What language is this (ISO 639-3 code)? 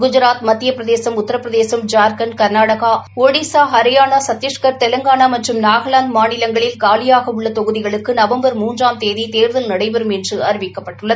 tam